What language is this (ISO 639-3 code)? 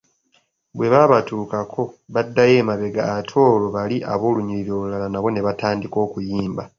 lug